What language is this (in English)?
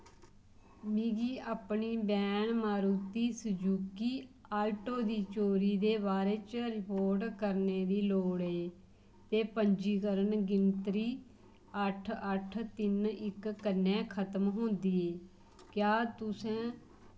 Dogri